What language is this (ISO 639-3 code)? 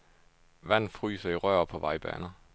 dan